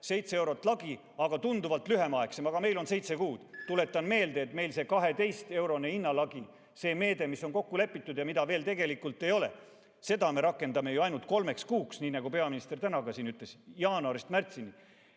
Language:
Estonian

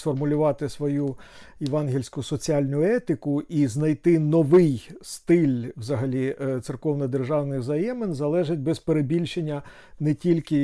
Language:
Ukrainian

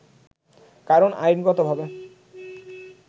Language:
Bangla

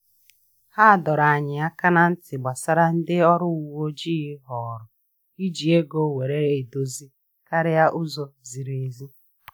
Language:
Igbo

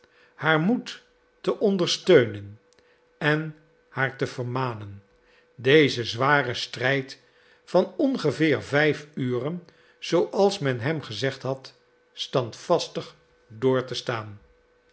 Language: Dutch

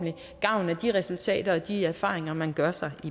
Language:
Danish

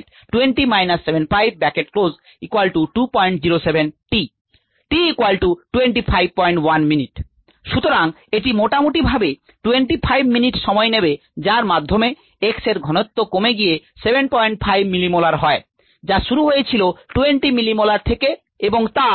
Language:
Bangla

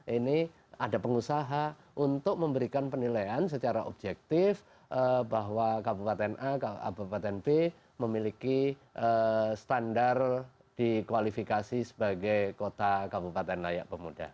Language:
Indonesian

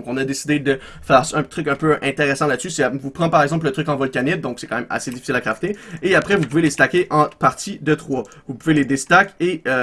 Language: French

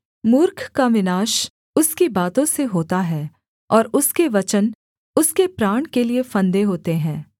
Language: Hindi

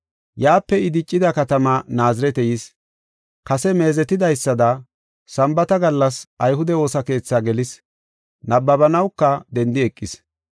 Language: Gofa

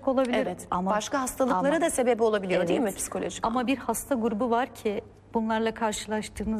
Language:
Turkish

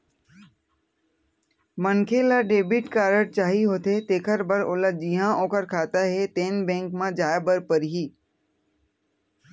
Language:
Chhattisgarhi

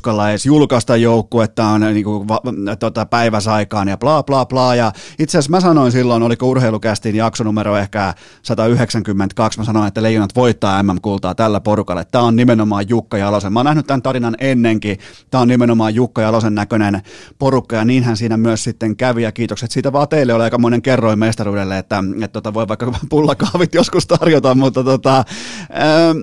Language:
Finnish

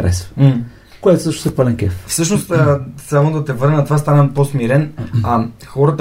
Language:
Bulgarian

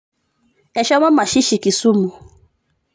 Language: Masai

